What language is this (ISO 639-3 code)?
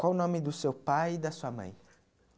por